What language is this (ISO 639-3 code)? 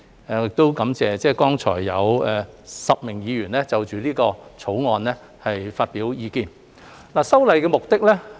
yue